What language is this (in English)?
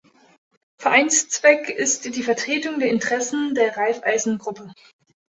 German